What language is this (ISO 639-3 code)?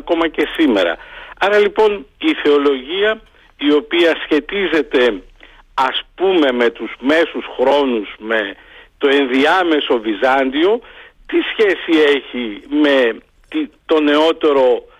ell